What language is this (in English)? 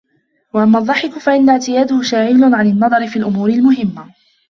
Arabic